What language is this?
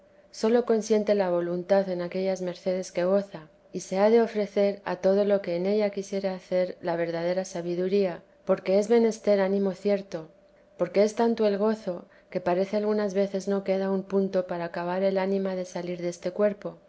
Spanish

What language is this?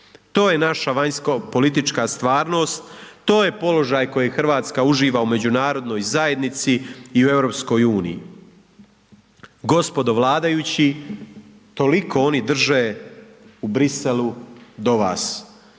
Croatian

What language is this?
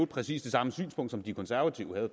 Danish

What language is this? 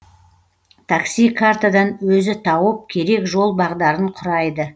Kazakh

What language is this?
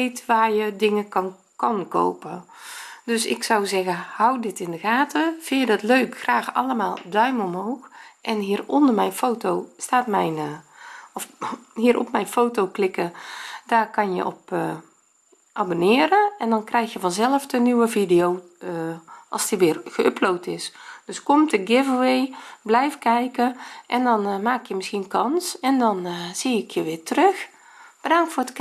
Dutch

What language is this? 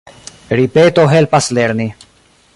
Esperanto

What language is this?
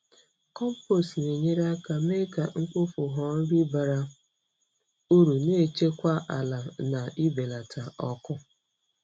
Igbo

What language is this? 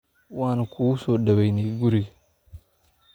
Somali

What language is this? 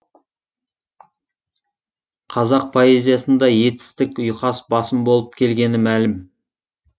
Kazakh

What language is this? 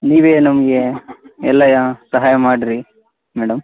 Kannada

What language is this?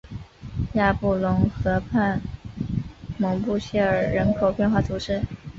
Chinese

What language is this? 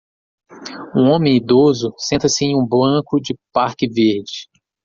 Portuguese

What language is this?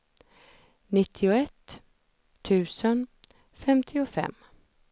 Swedish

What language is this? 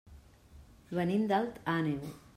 Catalan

